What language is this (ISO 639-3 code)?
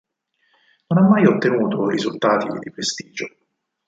ita